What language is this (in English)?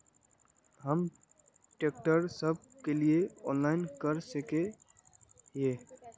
Magahi